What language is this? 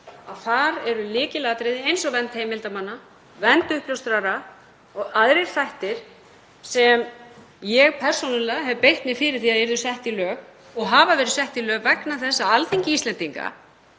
Icelandic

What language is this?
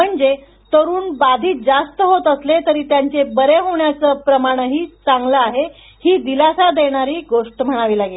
Marathi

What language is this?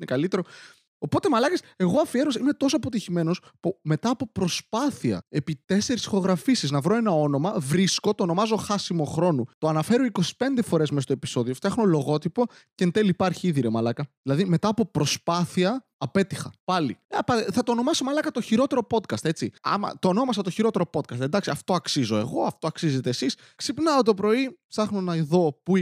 Greek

